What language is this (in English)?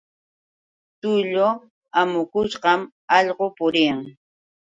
Yauyos Quechua